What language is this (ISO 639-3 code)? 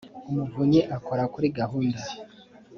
kin